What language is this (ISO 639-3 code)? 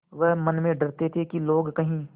hin